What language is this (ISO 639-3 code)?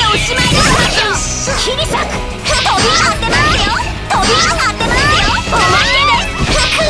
jpn